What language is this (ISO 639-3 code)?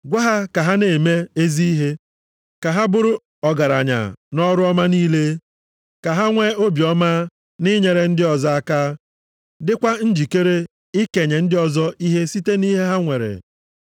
ibo